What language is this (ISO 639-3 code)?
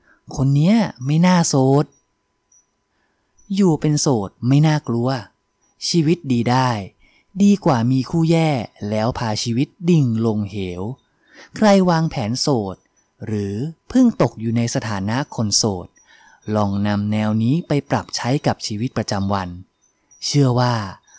tha